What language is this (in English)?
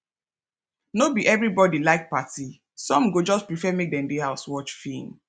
Nigerian Pidgin